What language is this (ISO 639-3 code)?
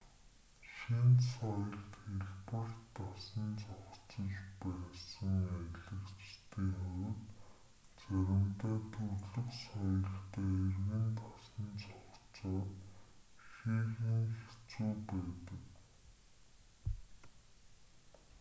mon